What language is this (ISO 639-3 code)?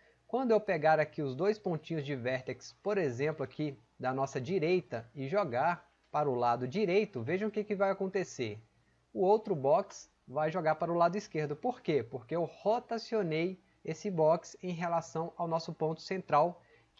por